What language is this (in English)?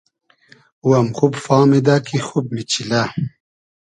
Hazaragi